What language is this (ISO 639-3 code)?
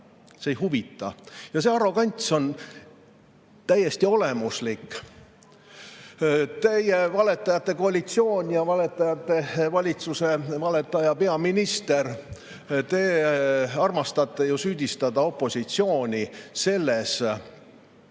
est